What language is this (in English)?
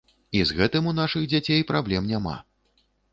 Belarusian